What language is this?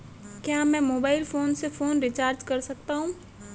Hindi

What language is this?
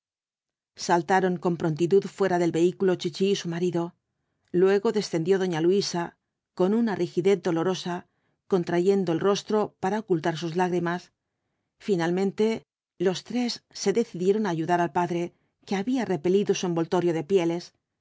Spanish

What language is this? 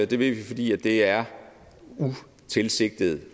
Danish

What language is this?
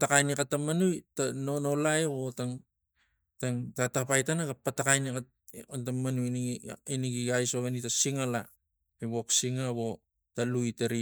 Tigak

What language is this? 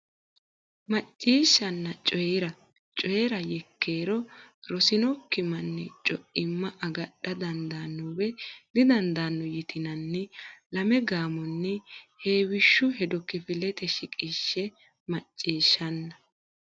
Sidamo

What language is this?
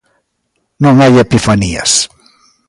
Galician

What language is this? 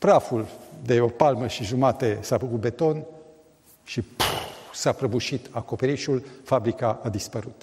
Romanian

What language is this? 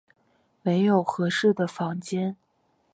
Chinese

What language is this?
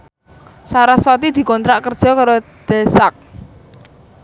Javanese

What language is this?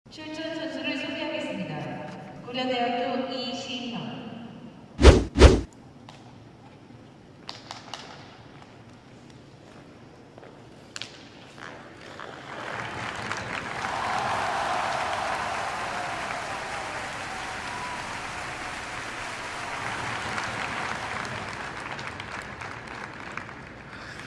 Korean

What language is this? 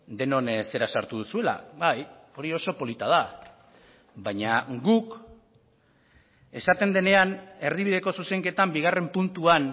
Basque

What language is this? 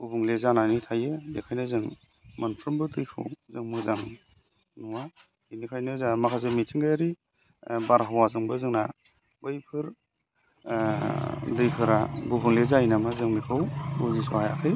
Bodo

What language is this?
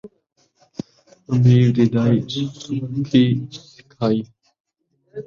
Saraiki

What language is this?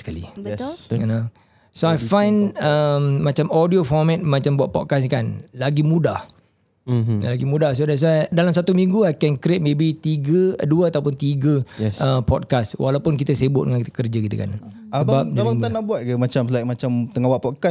Malay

